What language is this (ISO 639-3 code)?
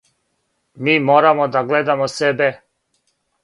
srp